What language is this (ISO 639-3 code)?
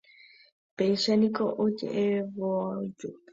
grn